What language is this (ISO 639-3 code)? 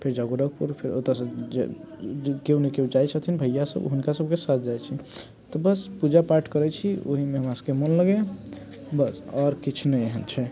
mai